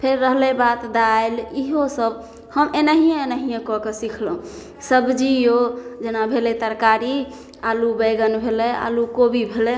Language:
Maithili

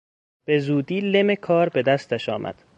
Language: Persian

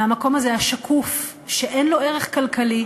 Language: Hebrew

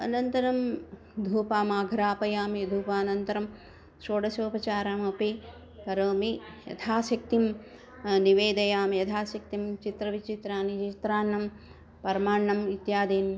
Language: Sanskrit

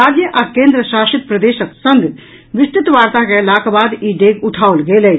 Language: Maithili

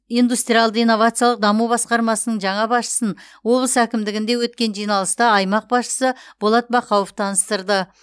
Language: Kazakh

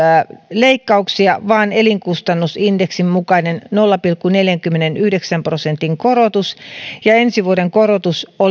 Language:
Finnish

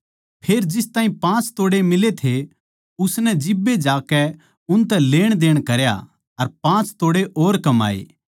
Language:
Haryanvi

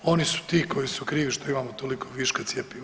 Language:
Croatian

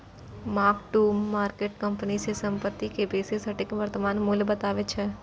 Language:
Maithili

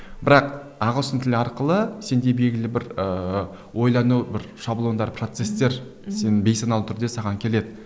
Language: Kazakh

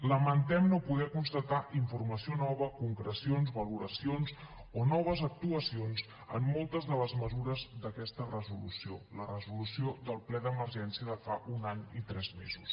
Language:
Catalan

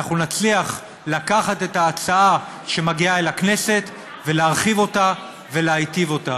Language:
Hebrew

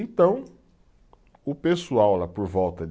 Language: Portuguese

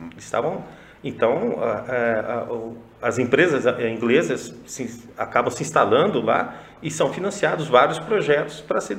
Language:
Portuguese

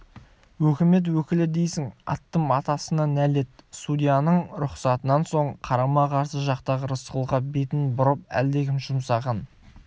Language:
Kazakh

